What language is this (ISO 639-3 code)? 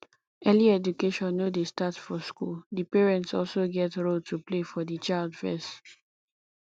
pcm